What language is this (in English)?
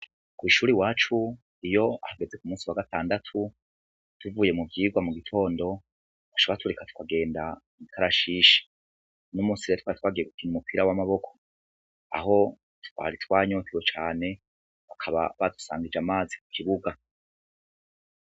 Rundi